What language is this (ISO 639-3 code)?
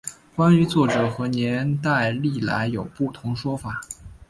zho